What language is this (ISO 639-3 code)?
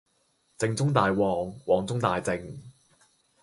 yue